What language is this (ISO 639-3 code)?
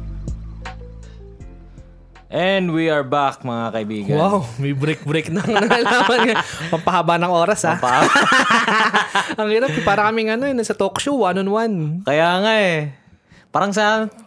fil